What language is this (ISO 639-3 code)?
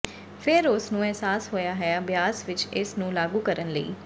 pan